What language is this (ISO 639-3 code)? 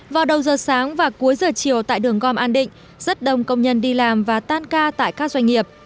vie